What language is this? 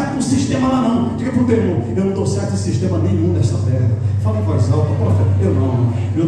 Portuguese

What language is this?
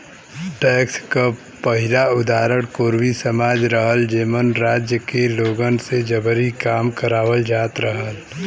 Bhojpuri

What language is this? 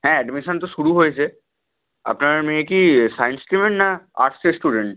Bangla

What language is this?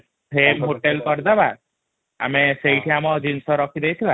Odia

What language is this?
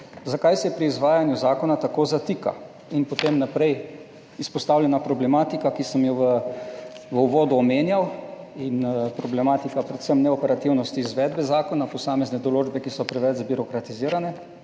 Slovenian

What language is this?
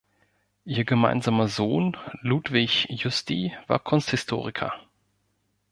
German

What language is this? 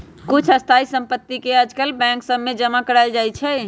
Magahi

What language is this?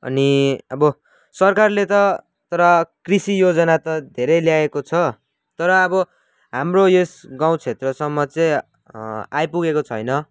Nepali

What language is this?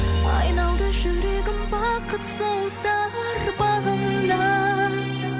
Kazakh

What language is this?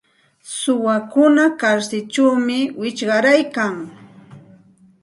Santa Ana de Tusi Pasco Quechua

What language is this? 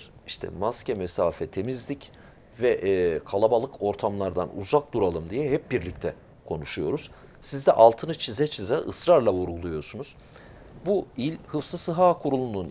Turkish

